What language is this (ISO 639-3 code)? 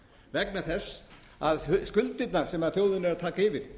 isl